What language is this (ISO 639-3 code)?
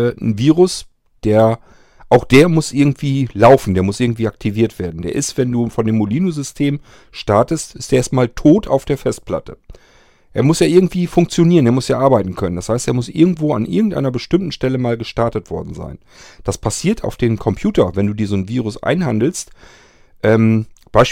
deu